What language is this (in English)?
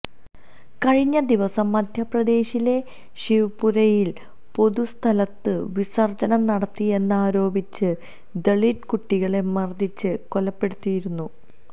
Malayalam